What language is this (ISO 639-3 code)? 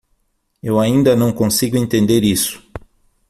por